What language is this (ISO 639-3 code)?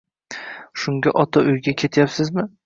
uzb